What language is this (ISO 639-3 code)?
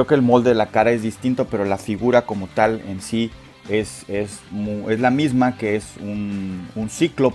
spa